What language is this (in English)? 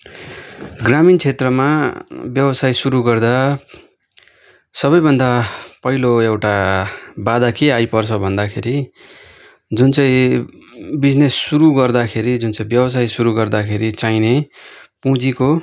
Nepali